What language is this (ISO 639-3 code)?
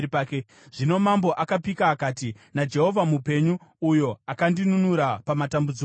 sna